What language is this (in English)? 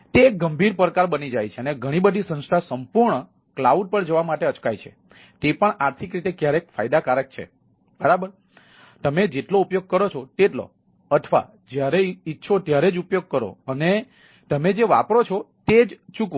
Gujarati